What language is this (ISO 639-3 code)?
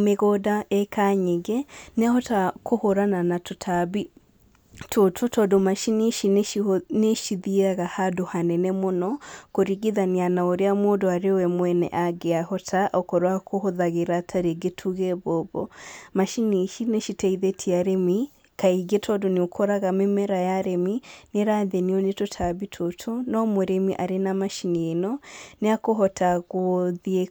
kik